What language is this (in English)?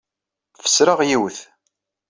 Kabyle